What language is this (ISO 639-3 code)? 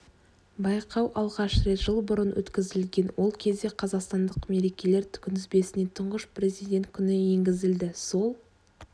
kaz